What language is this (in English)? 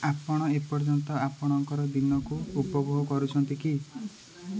Odia